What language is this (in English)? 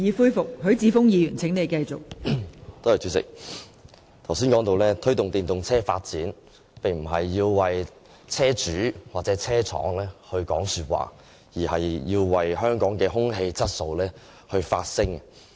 Cantonese